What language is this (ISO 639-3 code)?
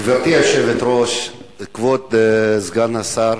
heb